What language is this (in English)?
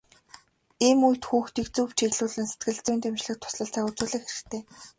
Mongolian